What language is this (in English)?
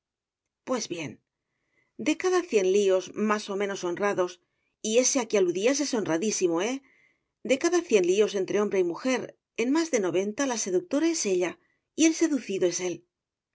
Spanish